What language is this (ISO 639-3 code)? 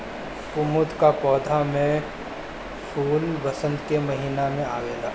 bho